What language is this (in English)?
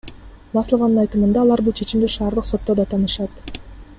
Kyrgyz